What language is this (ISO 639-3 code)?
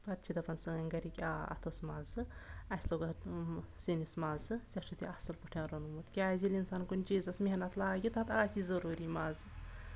kas